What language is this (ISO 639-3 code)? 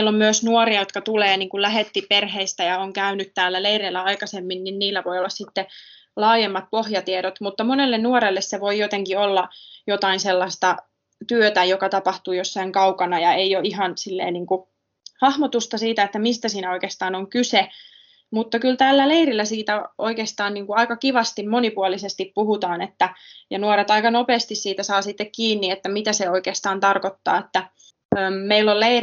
fin